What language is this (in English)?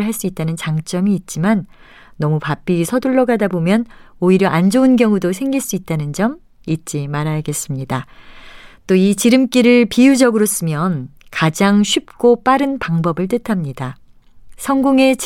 Korean